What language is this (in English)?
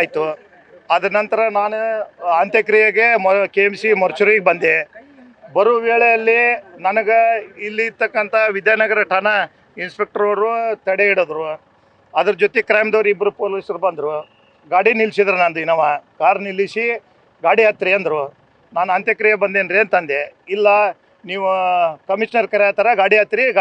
Kannada